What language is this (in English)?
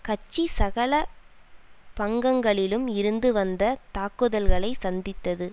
Tamil